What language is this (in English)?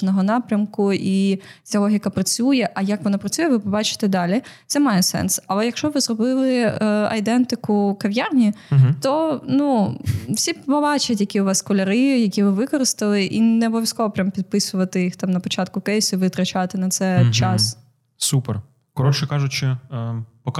Ukrainian